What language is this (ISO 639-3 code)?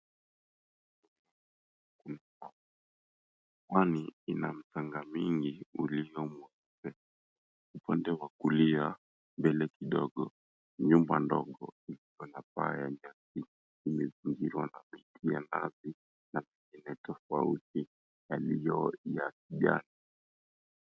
swa